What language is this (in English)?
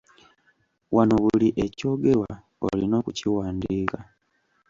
Ganda